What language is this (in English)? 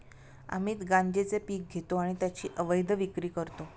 Marathi